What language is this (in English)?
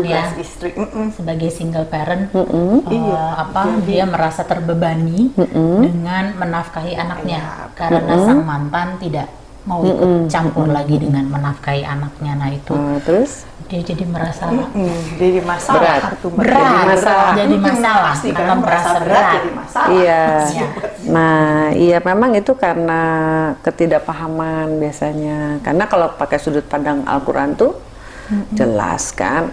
Indonesian